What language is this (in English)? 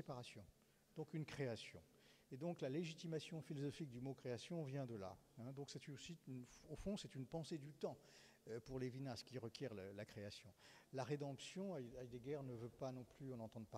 French